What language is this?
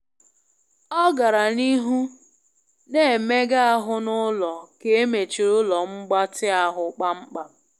Igbo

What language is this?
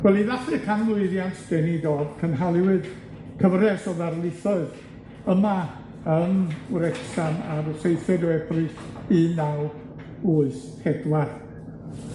Welsh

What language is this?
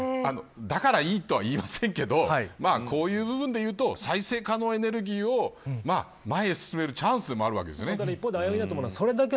Japanese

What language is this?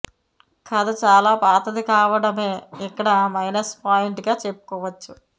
Telugu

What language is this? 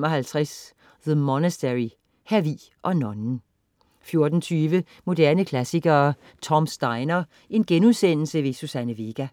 Danish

